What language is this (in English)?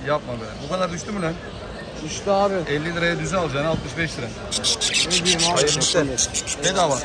Turkish